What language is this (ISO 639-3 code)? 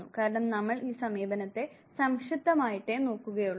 mal